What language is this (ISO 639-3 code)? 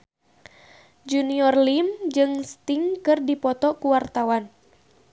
sun